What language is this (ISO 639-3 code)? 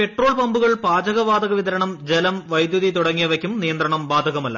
mal